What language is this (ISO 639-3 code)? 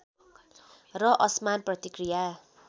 nep